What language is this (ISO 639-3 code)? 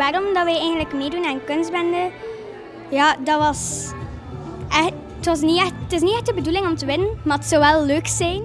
nld